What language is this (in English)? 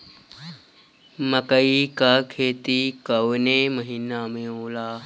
Bhojpuri